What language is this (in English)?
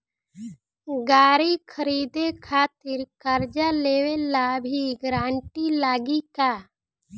Bhojpuri